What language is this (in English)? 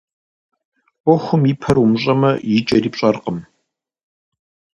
Kabardian